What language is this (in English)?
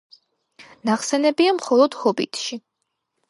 Georgian